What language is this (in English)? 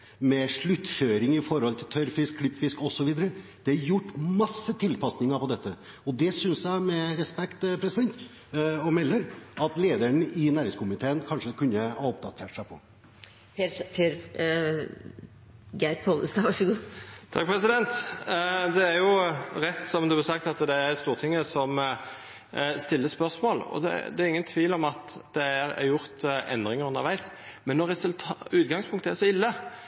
Norwegian